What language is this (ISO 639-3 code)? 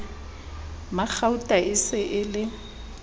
sot